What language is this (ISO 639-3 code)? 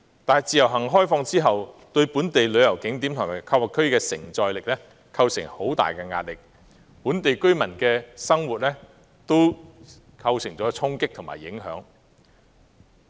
yue